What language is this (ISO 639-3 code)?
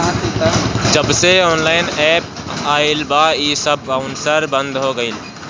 bho